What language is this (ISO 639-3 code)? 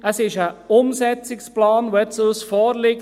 gsw